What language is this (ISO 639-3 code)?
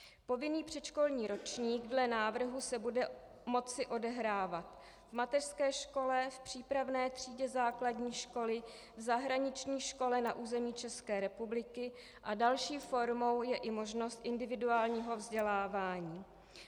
ces